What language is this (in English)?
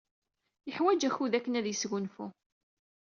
Kabyle